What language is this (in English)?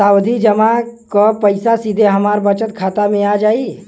Bhojpuri